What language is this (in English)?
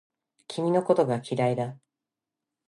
Japanese